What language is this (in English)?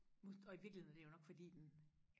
Danish